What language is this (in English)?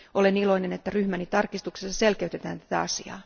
Finnish